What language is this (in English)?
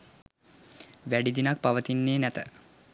Sinhala